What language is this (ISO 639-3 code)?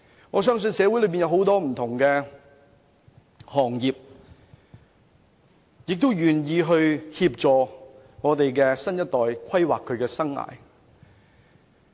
yue